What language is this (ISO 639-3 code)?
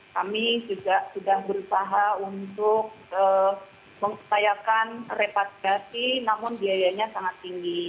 ind